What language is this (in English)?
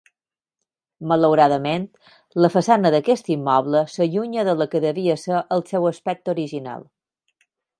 Catalan